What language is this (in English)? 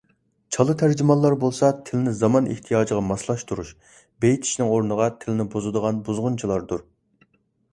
Uyghur